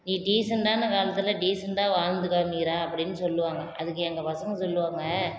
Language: Tamil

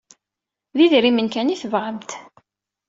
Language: Kabyle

